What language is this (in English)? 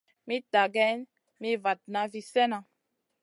Masana